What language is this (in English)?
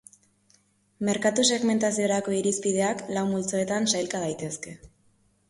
Basque